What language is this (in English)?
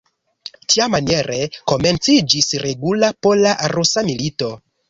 Esperanto